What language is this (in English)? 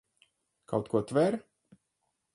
Latvian